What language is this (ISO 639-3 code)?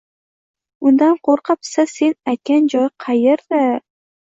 uzb